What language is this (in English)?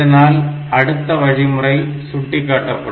Tamil